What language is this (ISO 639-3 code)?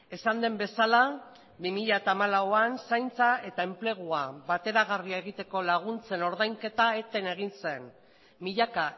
eus